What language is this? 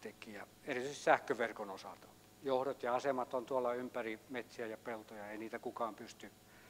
Finnish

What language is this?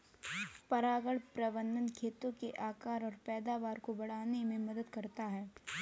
Hindi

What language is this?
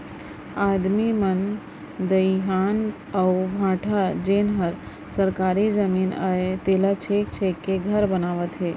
Chhattisgarhi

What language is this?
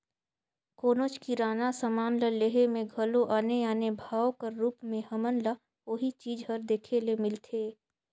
Chhattisgarhi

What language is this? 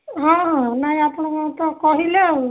Odia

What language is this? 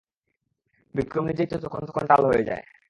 Bangla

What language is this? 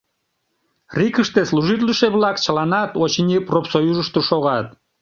Mari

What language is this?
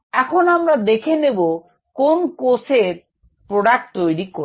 Bangla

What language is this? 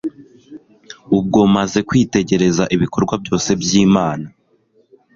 Kinyarwanda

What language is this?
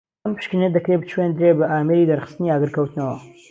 Central Kurdish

